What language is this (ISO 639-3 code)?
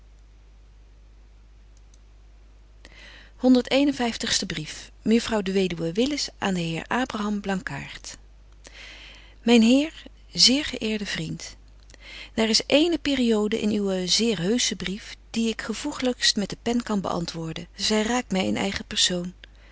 nld